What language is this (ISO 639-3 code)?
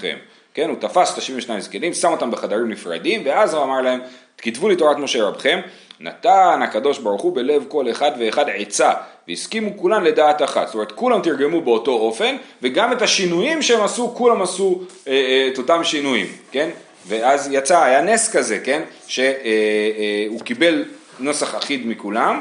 heb